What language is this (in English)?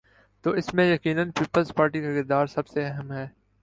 Urdu